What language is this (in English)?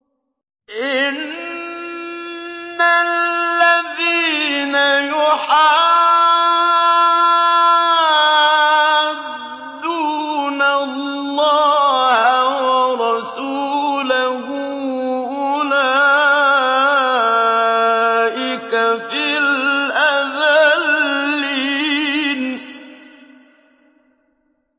Arabic